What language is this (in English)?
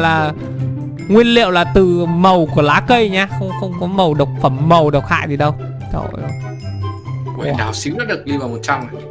Vietnamese